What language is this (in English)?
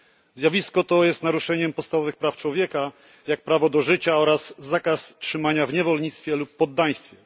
Polish